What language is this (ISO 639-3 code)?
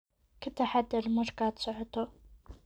som